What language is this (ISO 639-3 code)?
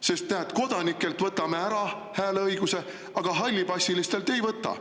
est